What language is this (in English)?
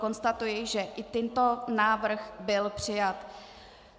Czech